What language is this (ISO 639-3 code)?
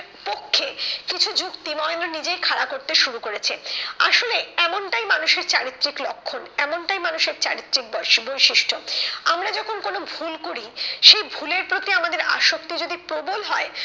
ben